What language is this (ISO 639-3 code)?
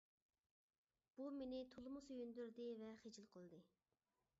uig